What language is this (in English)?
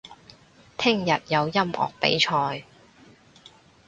Cantonese